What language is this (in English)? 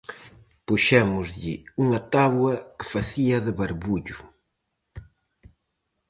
Galician